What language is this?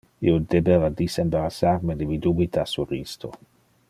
Interlingua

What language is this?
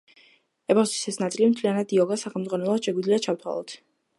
Georgian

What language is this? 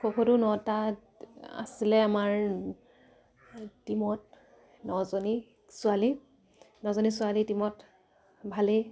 Assamese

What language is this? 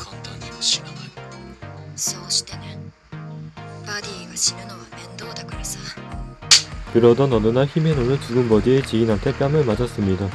Korean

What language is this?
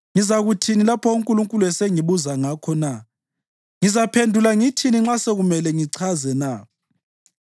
North Ndebele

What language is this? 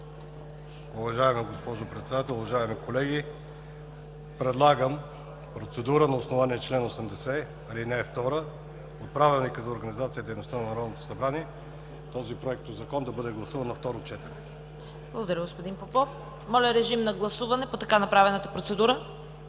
Bulgarian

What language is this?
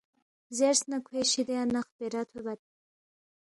Balti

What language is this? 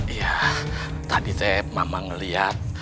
Indonesian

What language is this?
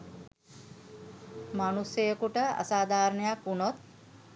Sinhala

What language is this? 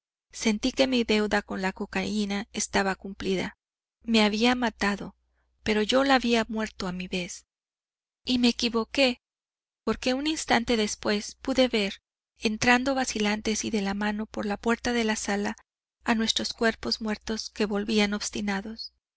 Spanish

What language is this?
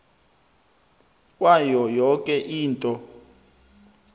South Ndebele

